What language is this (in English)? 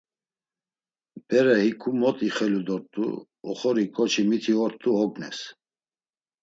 Laz